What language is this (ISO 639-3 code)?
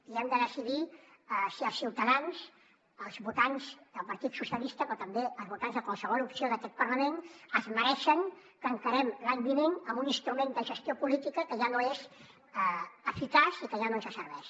cat